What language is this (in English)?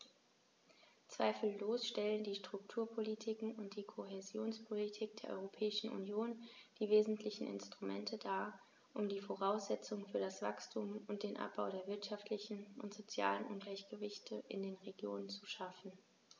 German